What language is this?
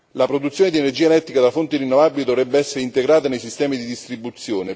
Italian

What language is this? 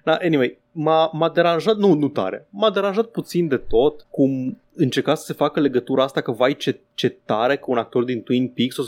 Romanian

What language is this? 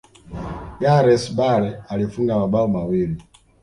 Swahili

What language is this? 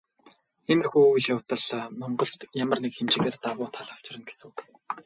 Mongolian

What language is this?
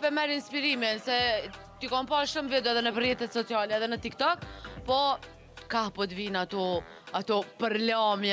Romanian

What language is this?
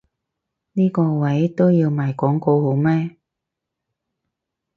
Cantonese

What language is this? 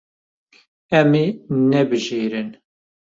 Kurdish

